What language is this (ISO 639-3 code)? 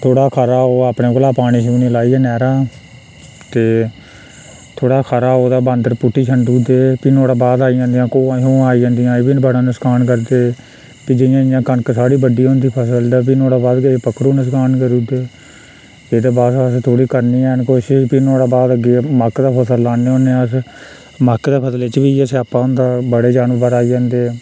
doi